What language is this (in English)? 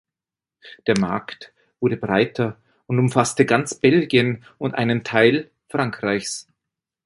German